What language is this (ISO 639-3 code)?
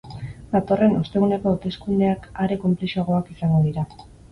eus